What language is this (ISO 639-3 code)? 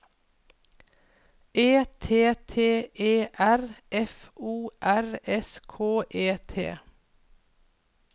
nor